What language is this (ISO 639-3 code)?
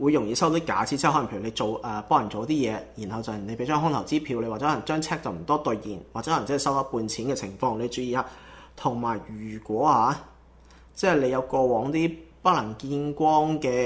zho